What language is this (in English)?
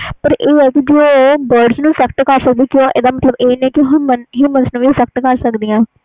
Punjabi